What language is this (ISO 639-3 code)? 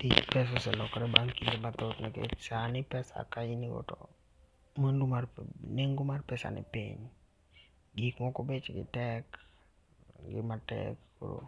luo